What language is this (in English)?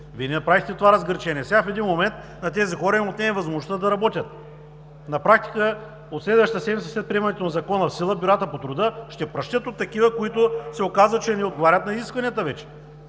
Bulgarian